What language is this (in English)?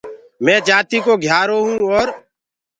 Gurgula